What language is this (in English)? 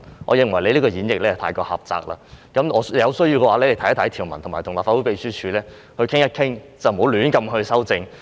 Cantonese